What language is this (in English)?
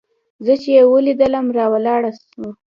Pashto